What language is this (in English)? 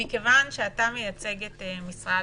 Hebrew